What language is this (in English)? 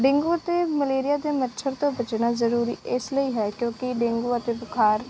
Punjabi